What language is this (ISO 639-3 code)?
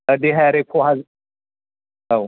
brx